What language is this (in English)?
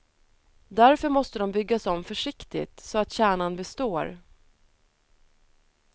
Swedish